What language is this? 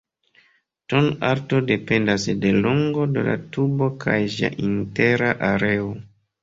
Esperanto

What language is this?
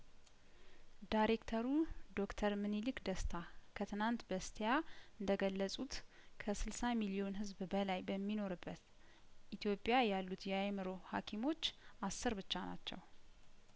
Amharic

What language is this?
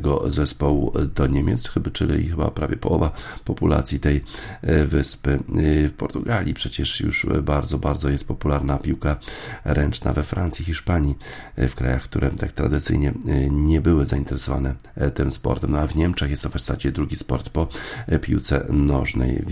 Polish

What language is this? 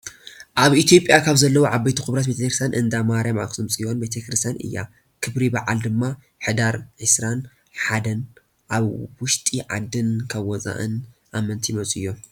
Tigrinya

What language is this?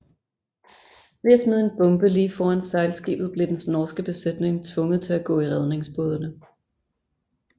Danish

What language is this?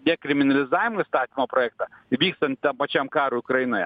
Lithuanian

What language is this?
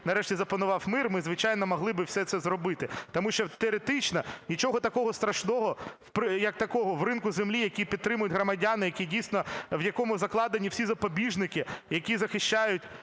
Ukrainian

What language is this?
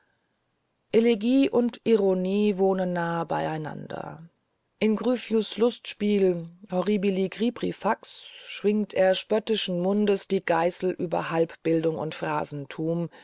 German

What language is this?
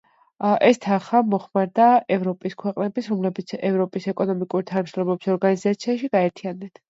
Georgian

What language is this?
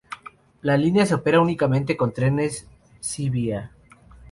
Spanish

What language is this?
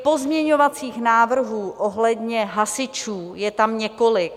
Czech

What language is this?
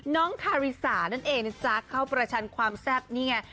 Thai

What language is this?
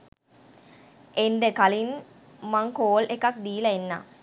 Sinhala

